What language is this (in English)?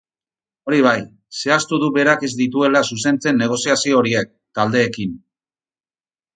Basque